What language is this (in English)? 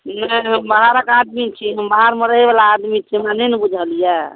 Maithili